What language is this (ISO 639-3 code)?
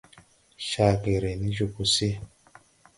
tui